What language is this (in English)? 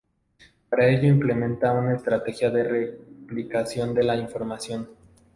Spanish